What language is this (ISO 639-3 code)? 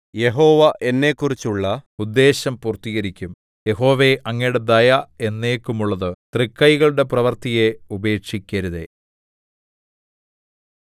mal